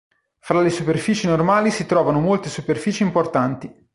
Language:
Italian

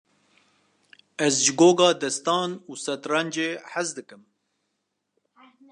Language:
Kurdish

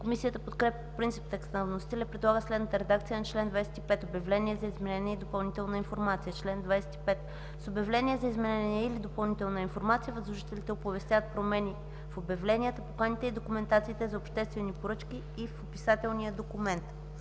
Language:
Bulgarian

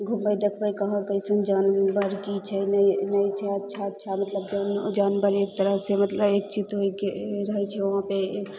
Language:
Maithili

